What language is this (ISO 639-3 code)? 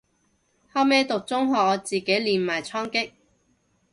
yue